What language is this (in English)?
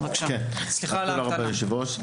Hebrew